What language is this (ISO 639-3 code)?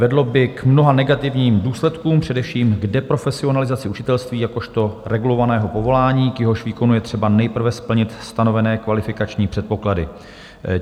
ces